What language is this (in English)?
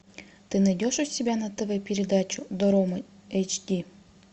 Russian